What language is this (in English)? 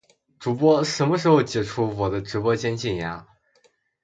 Chinese